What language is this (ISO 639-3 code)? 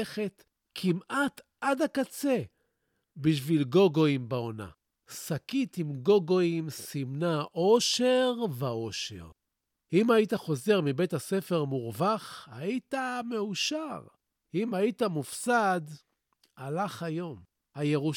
heb